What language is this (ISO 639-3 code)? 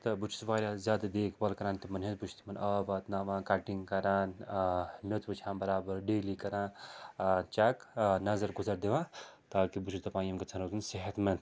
kas